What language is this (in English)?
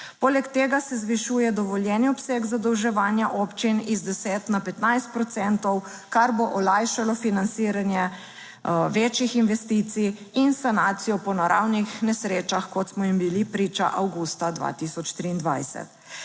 Slovenian